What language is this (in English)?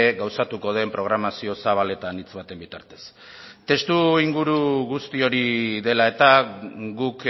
Basque